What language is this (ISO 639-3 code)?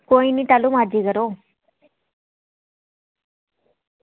doi